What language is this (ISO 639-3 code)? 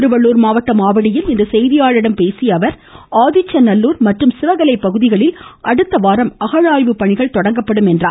tam